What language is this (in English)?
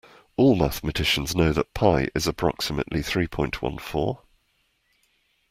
English